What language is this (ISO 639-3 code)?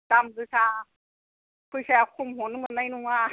brx